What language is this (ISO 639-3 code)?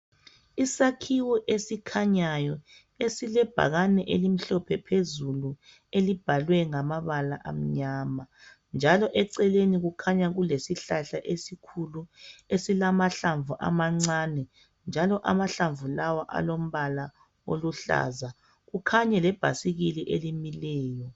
nde